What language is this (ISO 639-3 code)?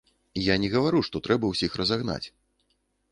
bel